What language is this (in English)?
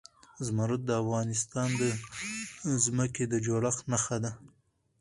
Pashto